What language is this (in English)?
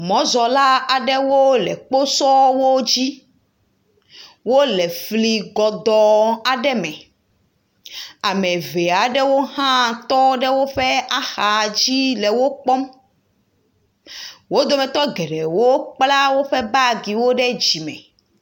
Ewe